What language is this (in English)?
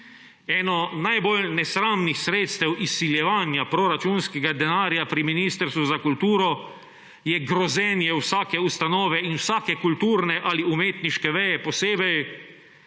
Slovenian